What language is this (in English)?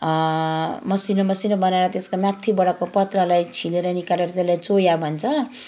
Nepali